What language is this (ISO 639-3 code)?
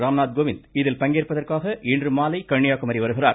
tam